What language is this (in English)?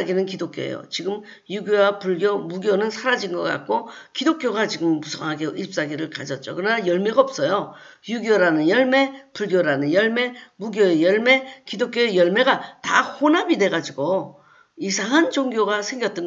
Korean